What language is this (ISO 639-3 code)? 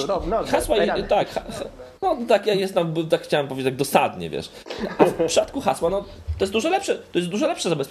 pol